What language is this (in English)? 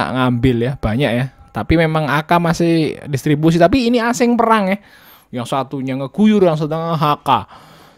Indonesian